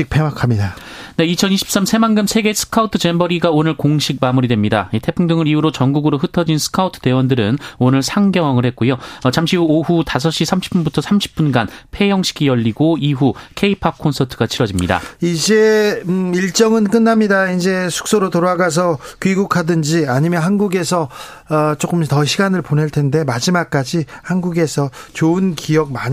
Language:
Korean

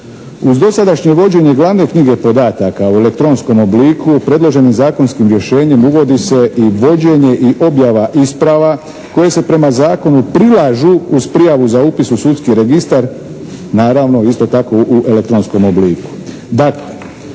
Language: Croatian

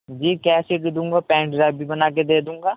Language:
Urdu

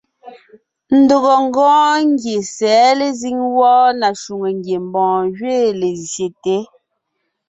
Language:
Ngiemboon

